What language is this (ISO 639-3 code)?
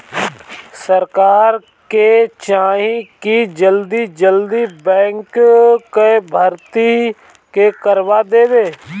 bho